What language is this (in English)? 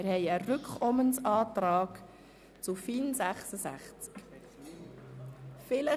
Swiss German